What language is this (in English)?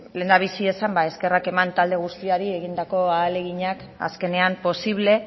Basque